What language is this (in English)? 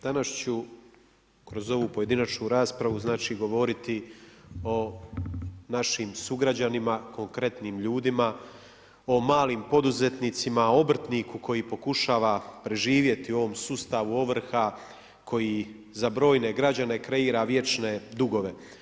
Croatian